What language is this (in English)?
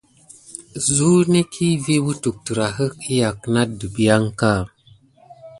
Gidar